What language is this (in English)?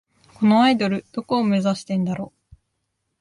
Japanese